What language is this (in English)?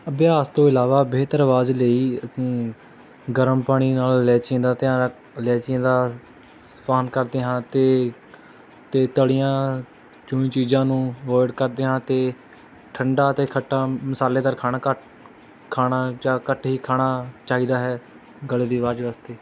Punjabi